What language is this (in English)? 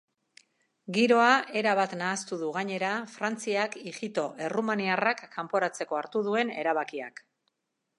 Basque